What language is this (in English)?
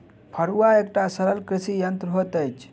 Maithili